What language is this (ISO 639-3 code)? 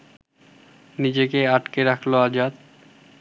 ben